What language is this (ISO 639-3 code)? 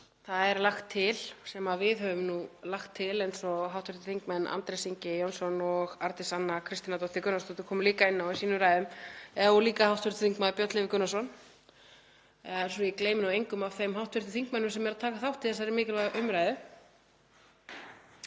isl